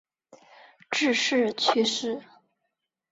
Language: Chinese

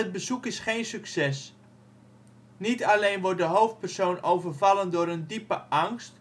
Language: Dutch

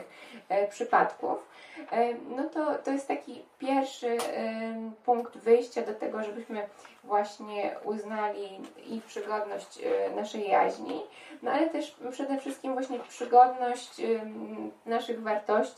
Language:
Polish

